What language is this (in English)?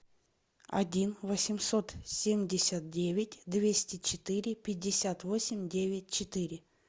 Russian